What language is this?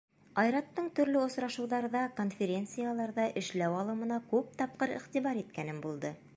Bashkir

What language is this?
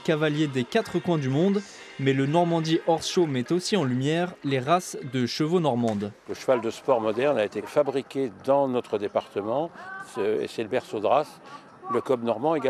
French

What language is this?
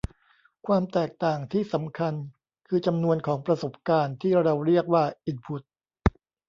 Thai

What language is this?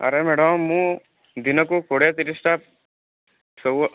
Odia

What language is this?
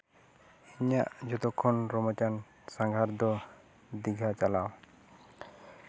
Santali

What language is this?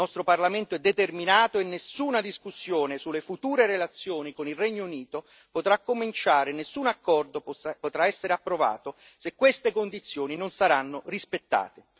Italian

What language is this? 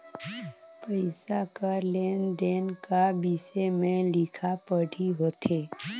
Chhattisgarhi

